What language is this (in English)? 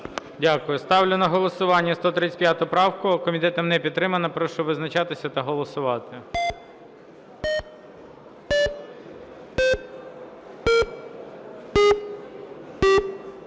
Ukrainian